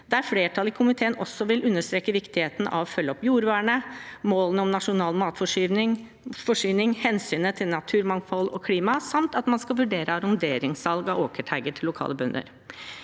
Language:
Norwegian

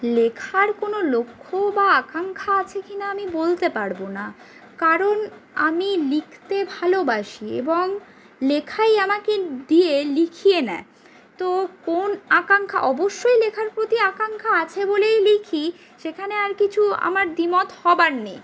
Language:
Bangla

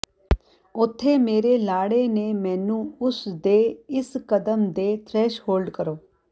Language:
Punjabi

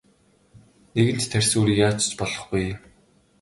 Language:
Mongolian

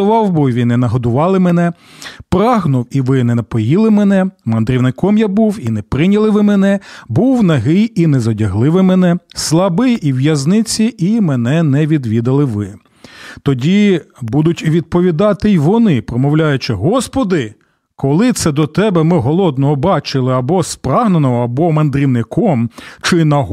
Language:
Ukrainian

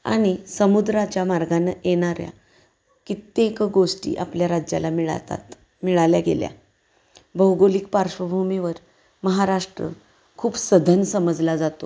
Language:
Marathi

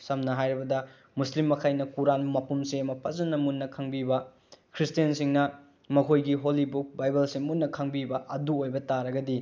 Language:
Manipuri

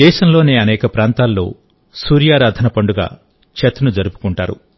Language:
Telugu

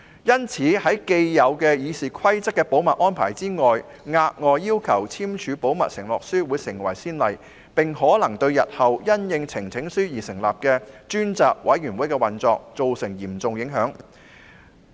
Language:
Cantonese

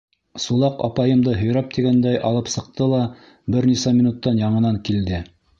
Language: Bashkir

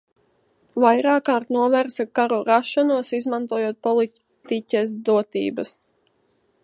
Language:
Latvian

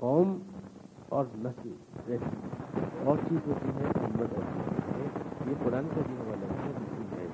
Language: Urdu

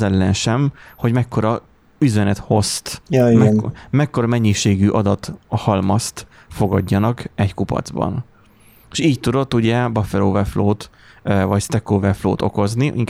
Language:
Hungarian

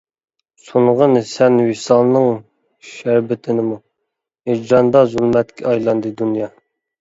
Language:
Uyghur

